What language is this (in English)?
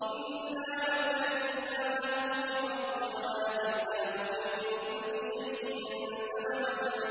Arabic